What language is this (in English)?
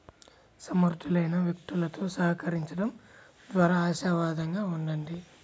Telugu